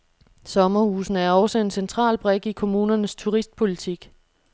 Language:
Danish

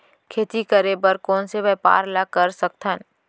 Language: Chhattisgarhi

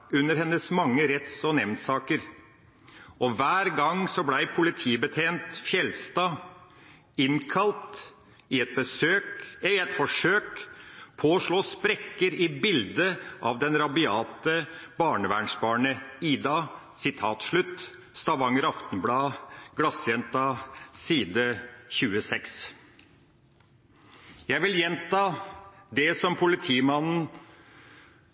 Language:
Norwegian Bokmål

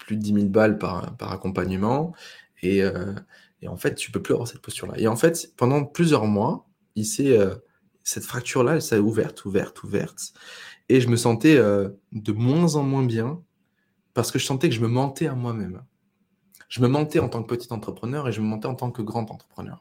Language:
French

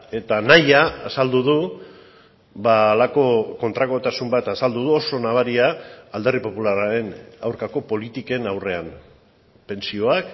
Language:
Basque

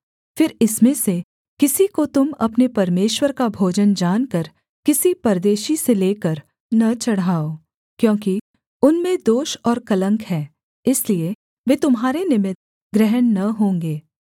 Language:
Hindi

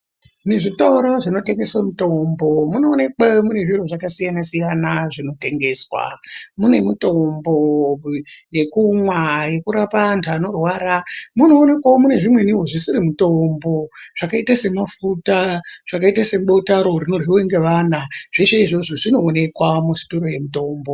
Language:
Ndau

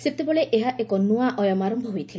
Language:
Odia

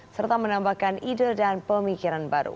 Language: Indonesian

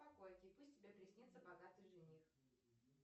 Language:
Russian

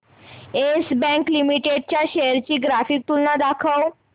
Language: Marathi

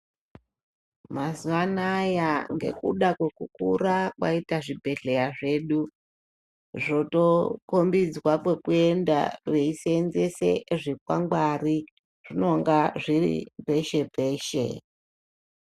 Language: Ndau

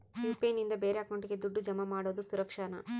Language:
Kannada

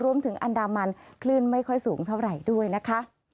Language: Thai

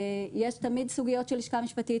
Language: Hebrew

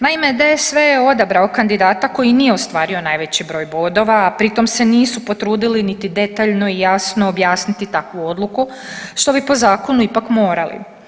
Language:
Croatian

